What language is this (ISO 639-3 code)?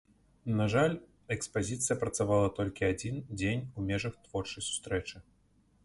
bel